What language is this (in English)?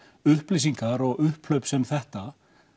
Icelandic